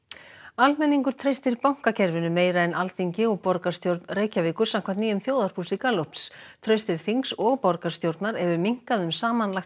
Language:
Icelandic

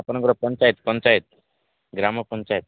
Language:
Odia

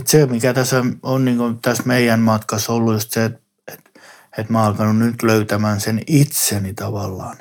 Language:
Finnish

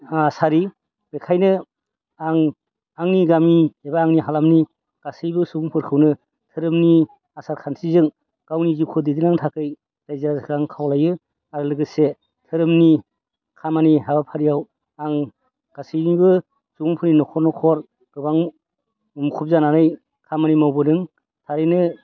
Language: Bodo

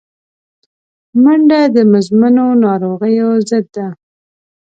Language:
Pashto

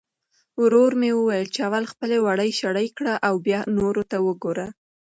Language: Pashto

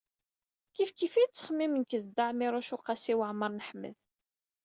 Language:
Kabyle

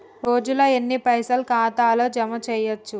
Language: Telugu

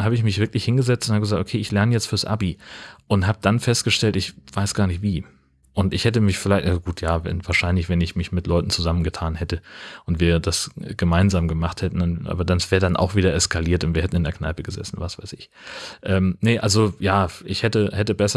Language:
German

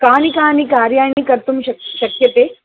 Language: Sanskrit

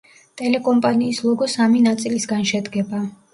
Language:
Georgian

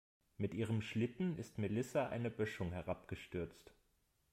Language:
German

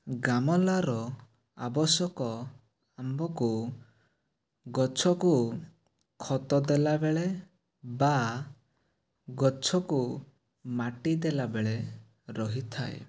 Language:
Odia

